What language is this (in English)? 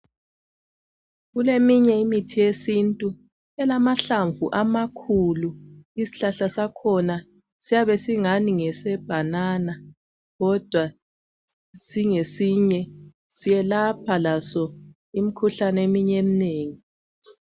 North Ndebele